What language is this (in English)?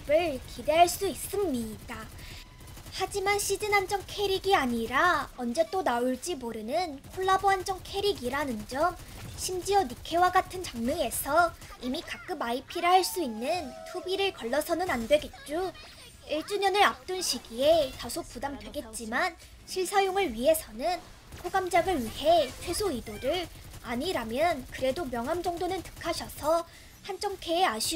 Korean